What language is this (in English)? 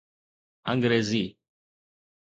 Sindhi